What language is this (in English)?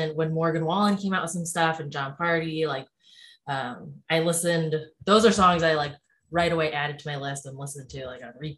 English